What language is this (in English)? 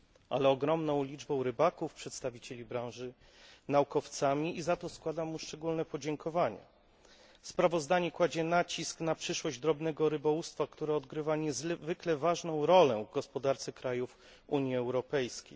Polish